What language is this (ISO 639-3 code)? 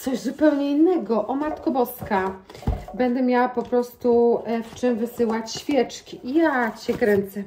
pol